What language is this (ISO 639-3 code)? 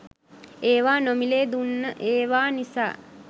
sin